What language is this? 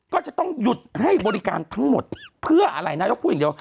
Thai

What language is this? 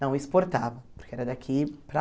Portuguese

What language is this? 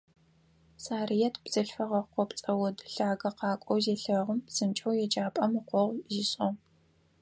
Adyghe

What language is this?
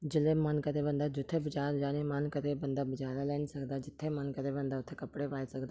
Dogri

